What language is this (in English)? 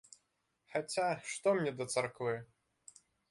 Belarusian